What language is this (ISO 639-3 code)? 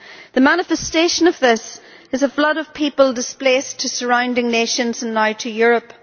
eng